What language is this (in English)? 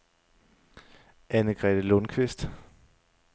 Danish